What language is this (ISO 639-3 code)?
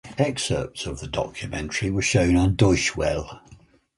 eng